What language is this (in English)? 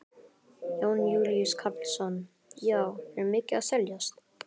Icelandic